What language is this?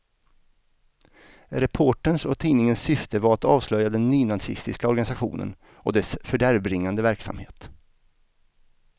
Swedish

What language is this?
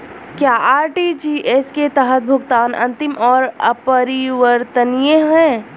Hindi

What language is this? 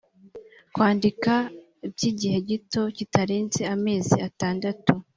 Kinyarwanda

